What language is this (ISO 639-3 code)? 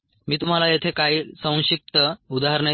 mar